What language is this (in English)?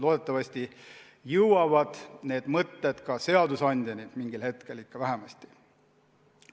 Estonian